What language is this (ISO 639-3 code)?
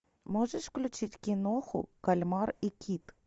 rus